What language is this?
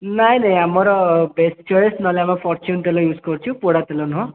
Odia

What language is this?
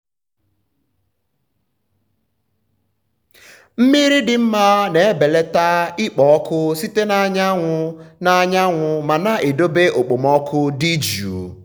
Igbo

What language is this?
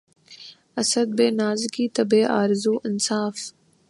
Urdu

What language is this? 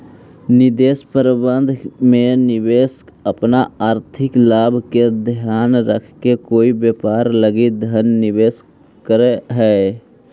Magahi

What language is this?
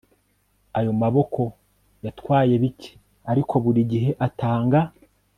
Kinyarwanda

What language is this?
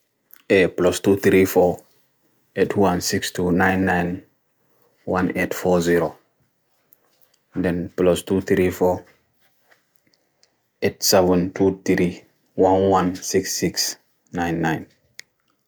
Bagirmi Fulfulde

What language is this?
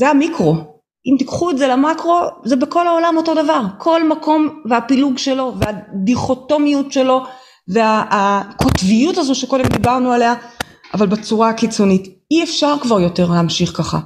Hebrew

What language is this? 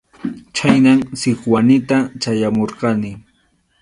Arequipa-La Unión Quechua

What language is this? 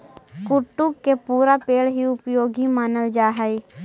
Magahi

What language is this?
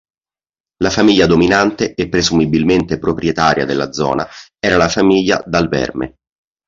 Italian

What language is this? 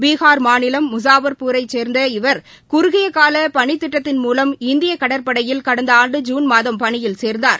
Tamil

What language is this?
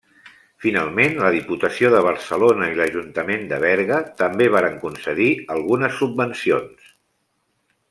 Catalan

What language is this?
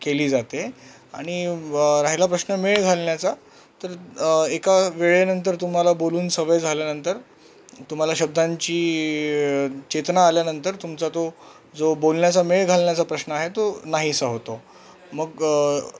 Marathi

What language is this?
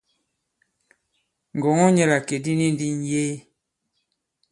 Bankon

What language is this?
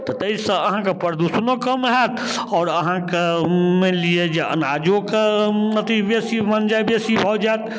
Maithili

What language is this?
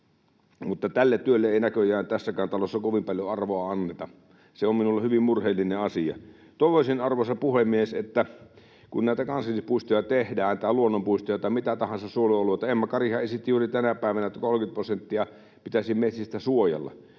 Finnish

